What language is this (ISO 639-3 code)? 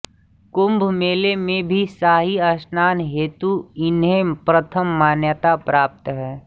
hin